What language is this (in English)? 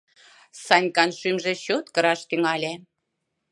Mari